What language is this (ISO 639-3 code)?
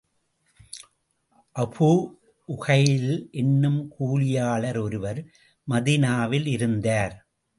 tam